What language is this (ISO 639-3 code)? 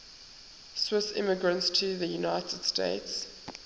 eng